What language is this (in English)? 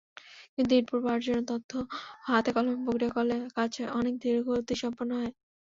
Bangla